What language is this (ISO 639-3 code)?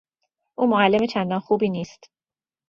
fas